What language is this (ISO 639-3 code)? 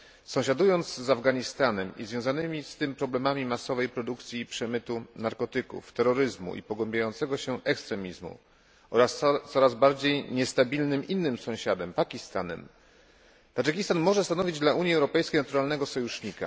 pol